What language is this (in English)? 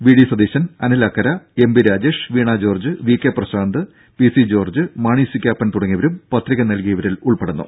Malayalam